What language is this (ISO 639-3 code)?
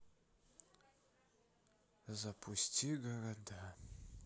rus